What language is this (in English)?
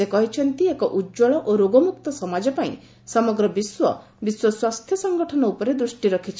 Odia